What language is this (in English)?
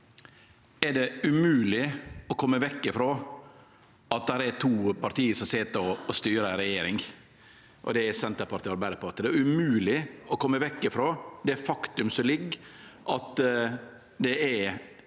Norwegian